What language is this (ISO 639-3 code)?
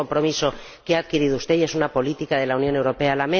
spa